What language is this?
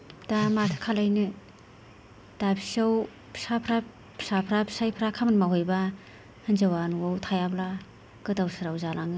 Bodo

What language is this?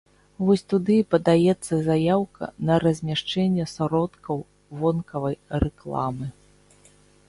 Belarusian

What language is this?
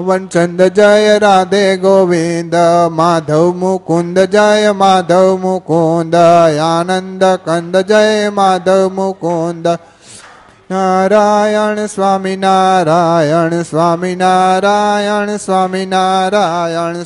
Gujarati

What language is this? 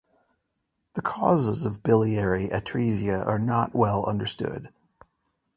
English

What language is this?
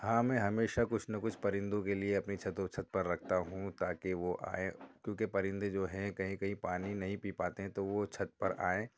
Urdu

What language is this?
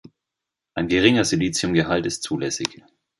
German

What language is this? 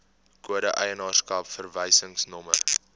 Afrikaans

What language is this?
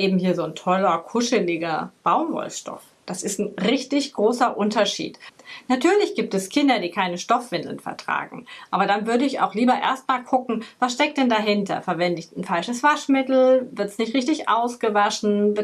German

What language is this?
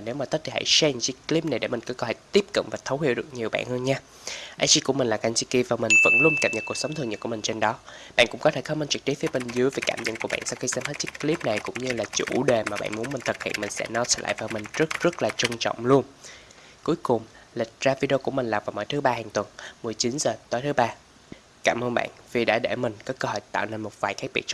Vietnamese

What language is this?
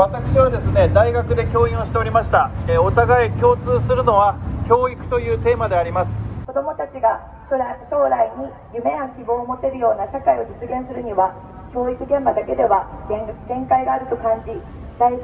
Japanese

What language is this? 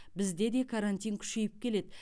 Kazakh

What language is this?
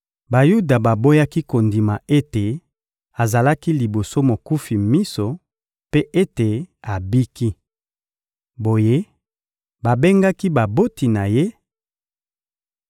Lingala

